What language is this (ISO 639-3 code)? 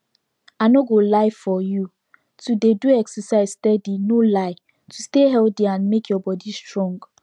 pcm